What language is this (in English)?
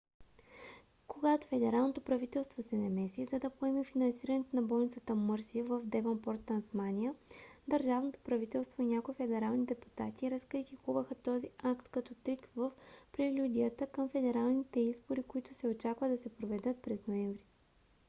Bulgarian